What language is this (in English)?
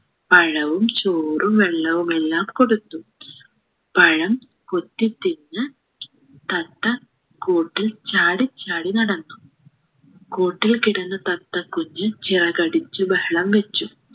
Malayalam